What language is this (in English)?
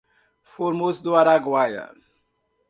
Portuguese